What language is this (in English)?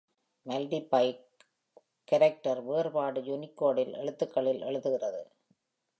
Tamil